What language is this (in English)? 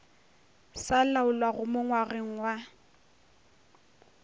Northern Sotho